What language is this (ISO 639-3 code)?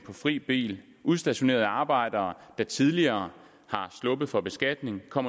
dan